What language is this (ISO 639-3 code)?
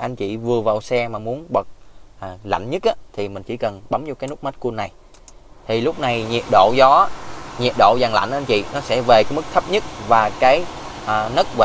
vie